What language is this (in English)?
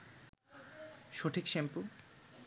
Bangla